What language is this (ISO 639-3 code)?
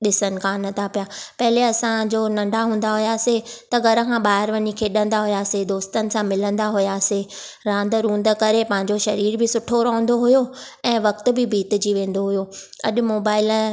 snd